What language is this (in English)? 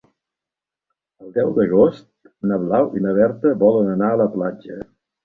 Catalan